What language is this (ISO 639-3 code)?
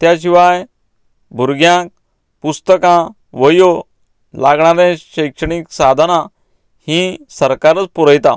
kok